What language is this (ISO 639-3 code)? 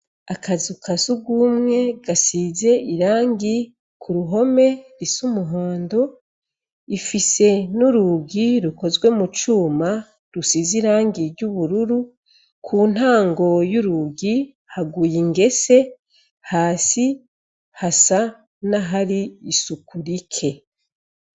run